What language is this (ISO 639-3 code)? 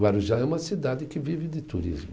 por